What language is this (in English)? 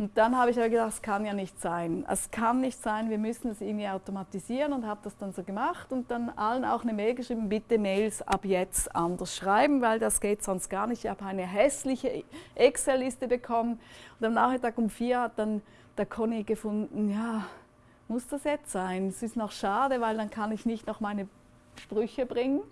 German